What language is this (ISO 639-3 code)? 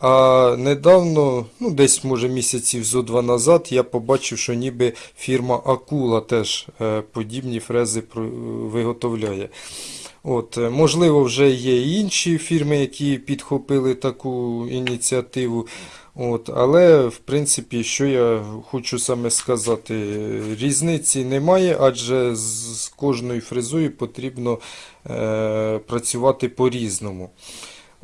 ukr